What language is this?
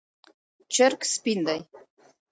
Pashto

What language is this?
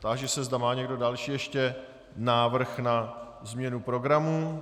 Czech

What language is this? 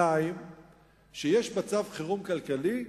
Hebrew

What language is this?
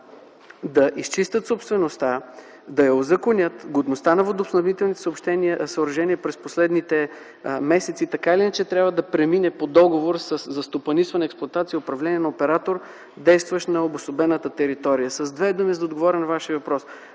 Bulgarian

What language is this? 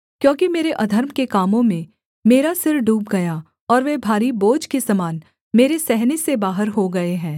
Hindi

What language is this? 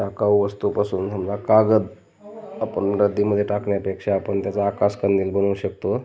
Marathi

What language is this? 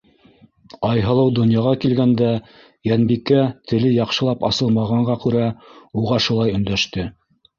Bashkir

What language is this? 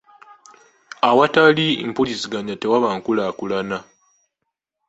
Ganda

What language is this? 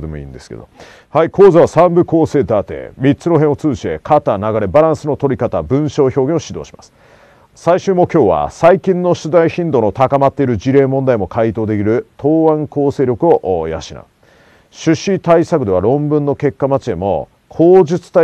Japanese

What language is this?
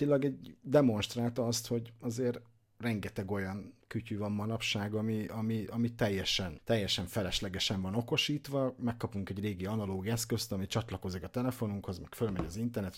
Hungarian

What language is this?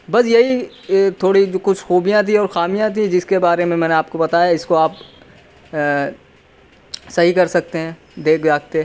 Urdu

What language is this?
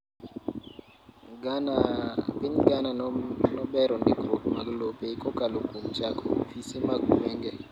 Luo (Kenya and Tanzania)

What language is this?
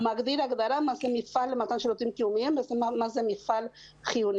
Hebrew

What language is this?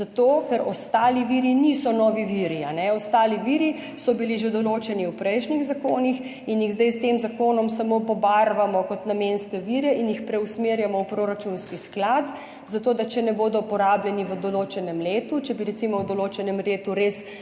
Slovenian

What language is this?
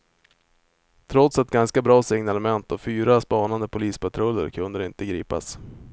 Swedish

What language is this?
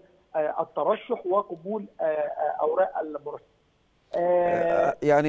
Arabic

